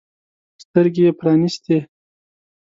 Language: Pashto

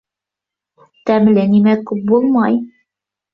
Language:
Bashkir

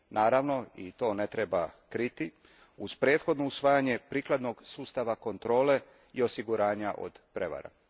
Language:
Croatian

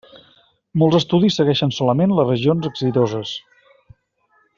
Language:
Catalan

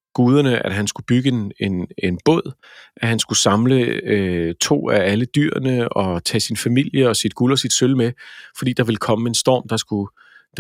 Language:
Danish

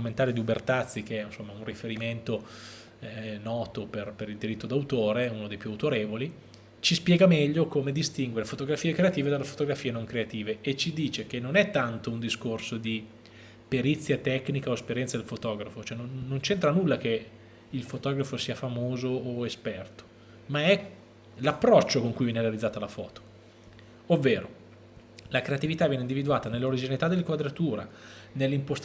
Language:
Italian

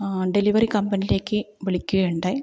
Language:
Malayalam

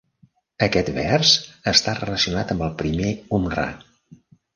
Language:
Catalan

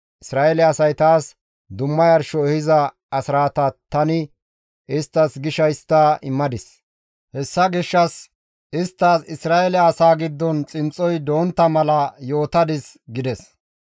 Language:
Gamo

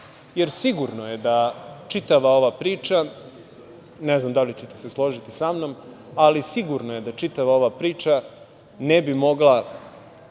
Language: Serbian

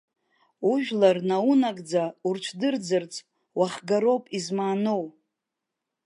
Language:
Abkhazian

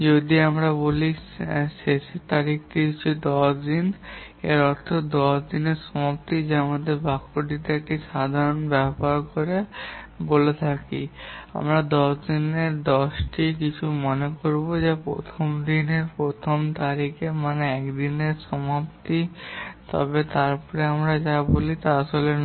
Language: Bangla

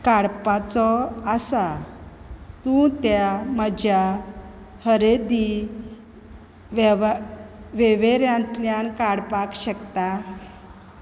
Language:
Konkani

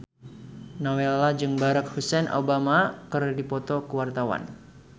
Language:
Sundanese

